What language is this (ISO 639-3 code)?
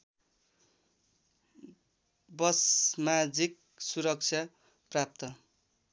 nep